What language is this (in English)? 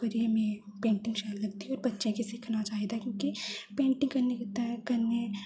Dogri